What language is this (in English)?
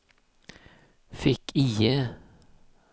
Swedish